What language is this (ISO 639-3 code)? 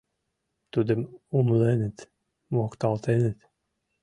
chm